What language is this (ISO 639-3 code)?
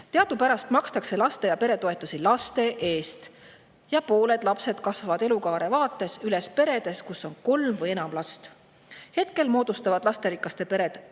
est